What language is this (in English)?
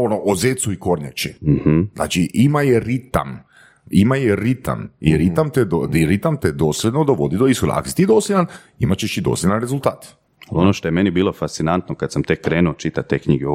Croatian